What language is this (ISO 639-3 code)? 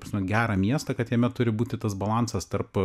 lit